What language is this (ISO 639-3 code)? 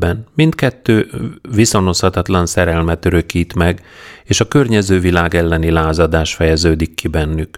hun